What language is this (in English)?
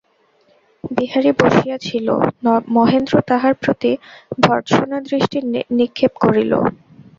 Bangla